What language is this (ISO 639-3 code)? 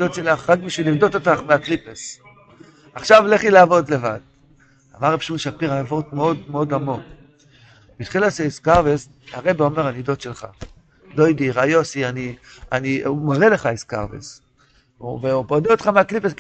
heb